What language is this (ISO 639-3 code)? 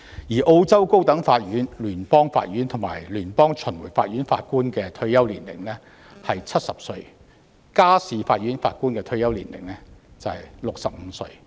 yue